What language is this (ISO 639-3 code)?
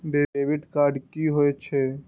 mai